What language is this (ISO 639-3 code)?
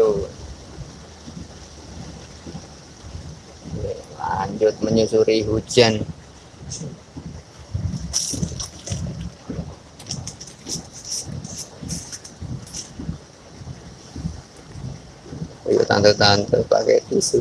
ind